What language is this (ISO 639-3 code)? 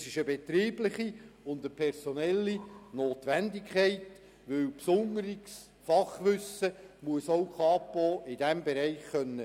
gsw